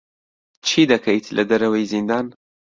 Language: Central Kurdish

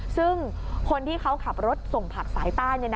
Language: Thai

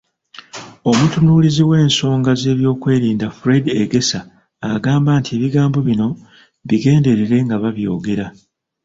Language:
Ganda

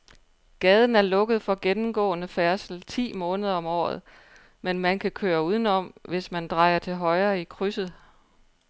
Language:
Danish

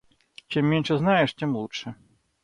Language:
Russian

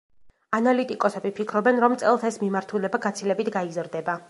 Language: Georgian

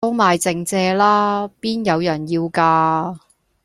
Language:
Cantonese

